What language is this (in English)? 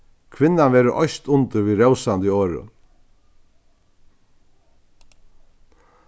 Faroese